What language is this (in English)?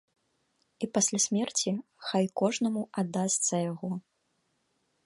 Belarusian